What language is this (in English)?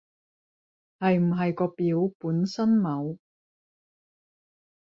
Cantonese